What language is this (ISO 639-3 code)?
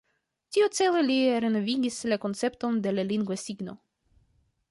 epo